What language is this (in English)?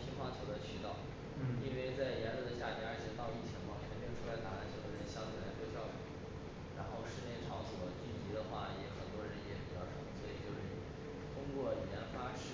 Chinese